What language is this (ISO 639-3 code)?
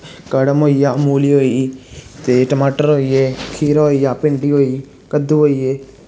doi